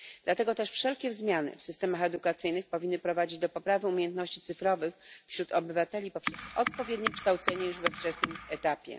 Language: Polish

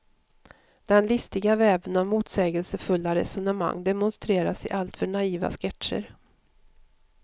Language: Swedish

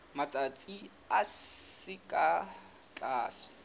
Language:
Southern Sotho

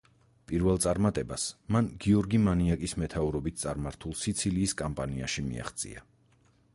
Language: Georgian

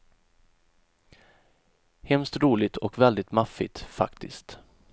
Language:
Swedish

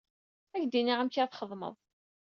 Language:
Kabyle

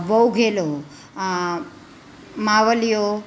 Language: Gujarati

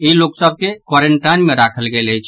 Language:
Maithili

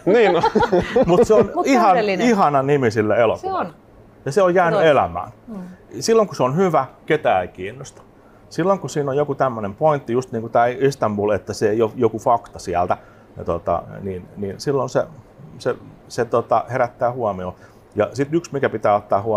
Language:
Finnish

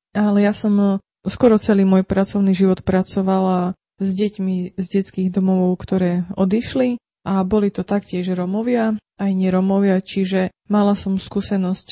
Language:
Slovak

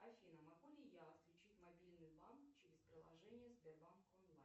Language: Russian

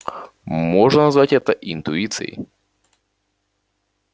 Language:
Russian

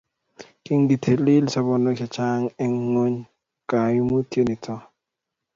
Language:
Kalenjin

